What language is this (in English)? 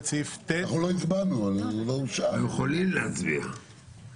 Hebrew